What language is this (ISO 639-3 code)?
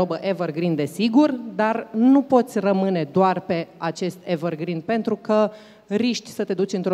ron